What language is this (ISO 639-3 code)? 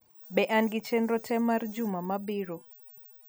luo